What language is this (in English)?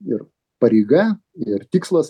Lithuanian